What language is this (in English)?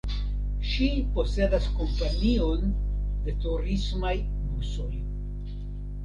Esperanto